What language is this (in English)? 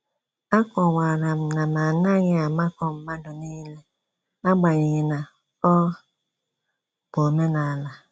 Igbo